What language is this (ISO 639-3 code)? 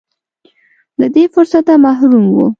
pus